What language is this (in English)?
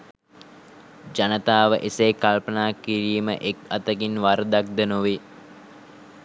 Sinhala